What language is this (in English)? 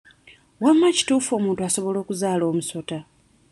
Ganda